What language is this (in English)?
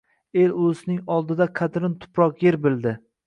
Uzbek